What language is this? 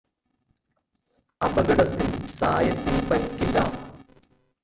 Malayalam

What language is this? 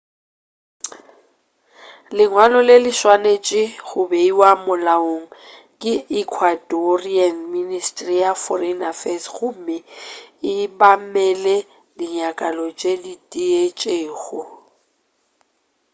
Northern Sotho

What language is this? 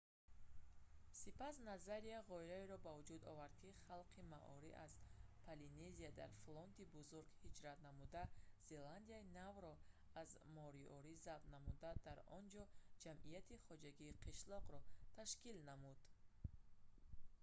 Tajik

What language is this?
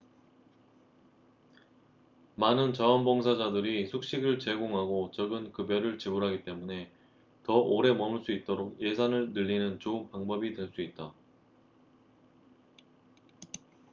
Korean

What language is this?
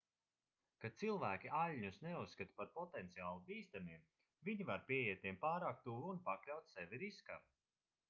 Latvian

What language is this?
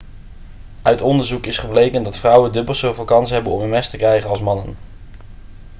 Dutch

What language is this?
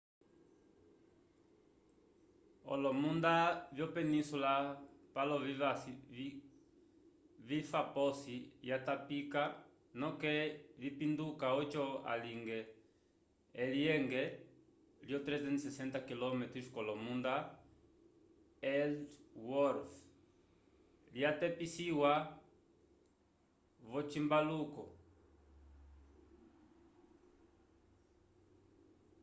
Umbundu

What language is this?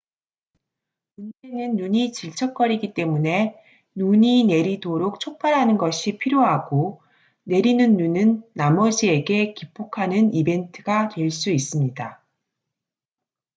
Korean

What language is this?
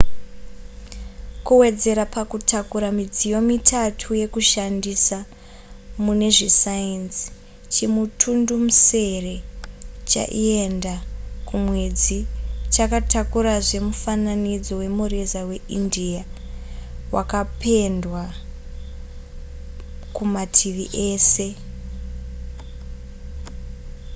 Shona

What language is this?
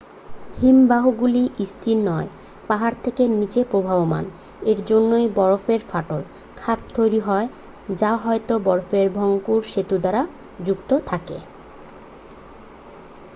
Bangla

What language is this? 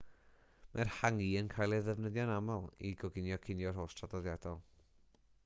Welsh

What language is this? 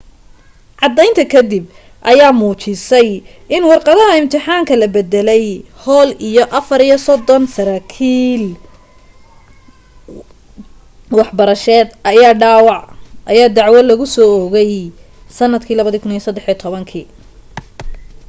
Somali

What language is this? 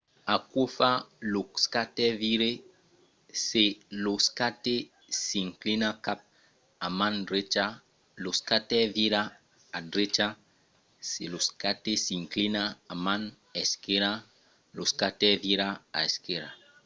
Occitan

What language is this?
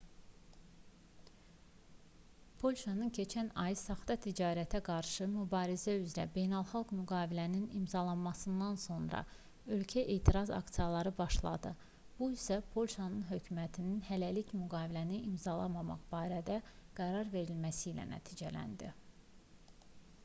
Azerbaijani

